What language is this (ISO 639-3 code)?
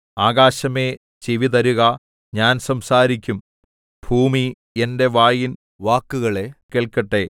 mal